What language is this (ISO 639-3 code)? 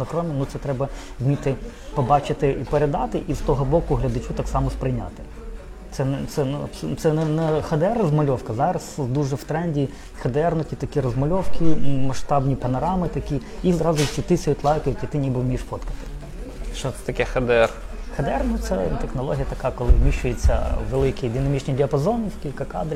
ukr